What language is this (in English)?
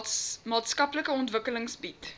Afrikaans